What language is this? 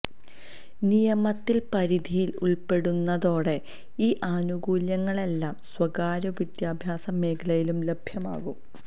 Malayalam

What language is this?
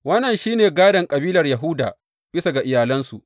Hausa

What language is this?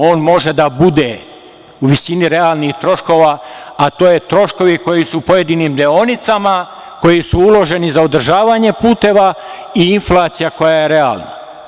Serbian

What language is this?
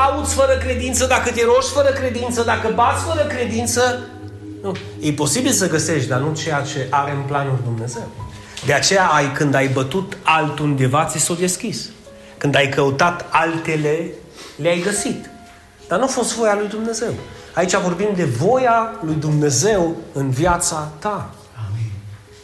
Romanian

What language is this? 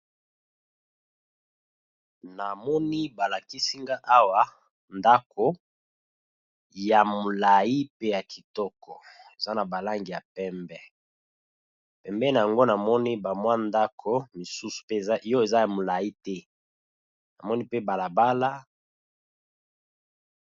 Lingala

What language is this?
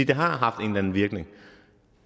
Danish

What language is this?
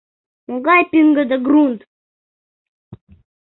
Mari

